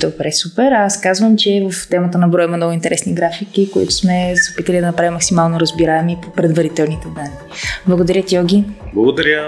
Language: Bulgarian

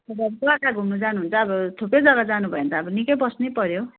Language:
Nepali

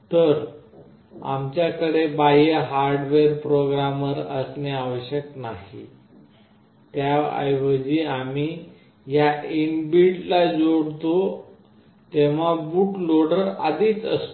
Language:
Marathi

